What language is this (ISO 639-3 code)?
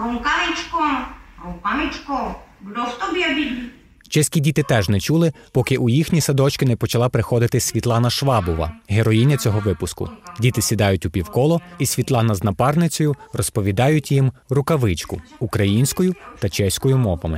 ukr